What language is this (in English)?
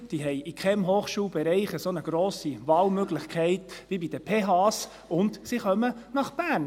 Swiss German